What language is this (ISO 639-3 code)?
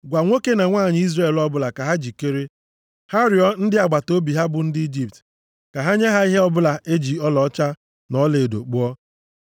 ibo